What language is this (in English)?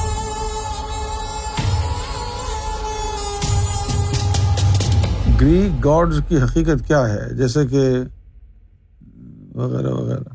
Urdu